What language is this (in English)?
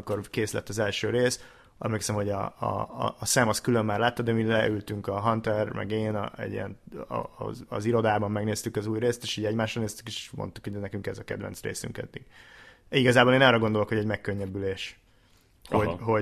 Hungarian